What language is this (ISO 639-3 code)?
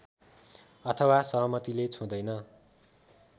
nep